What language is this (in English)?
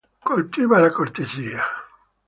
Italian